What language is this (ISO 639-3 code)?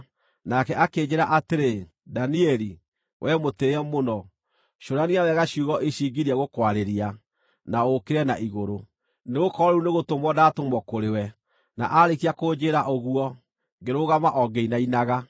kik